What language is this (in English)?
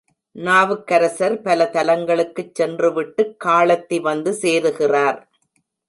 Tamil